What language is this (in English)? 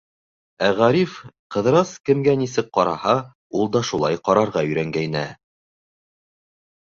Bashkir